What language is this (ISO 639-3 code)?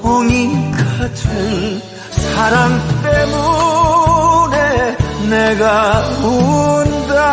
kor